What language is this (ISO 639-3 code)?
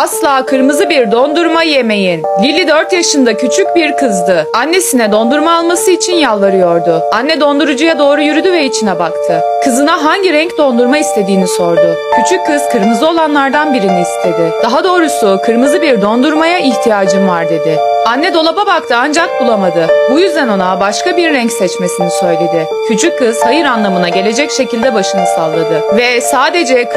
tur